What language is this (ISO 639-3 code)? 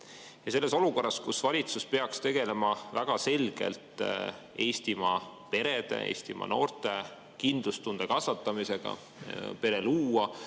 est